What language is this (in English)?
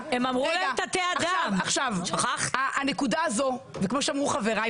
Hebrew